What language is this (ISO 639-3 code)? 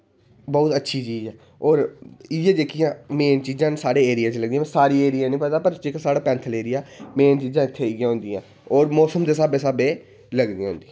doi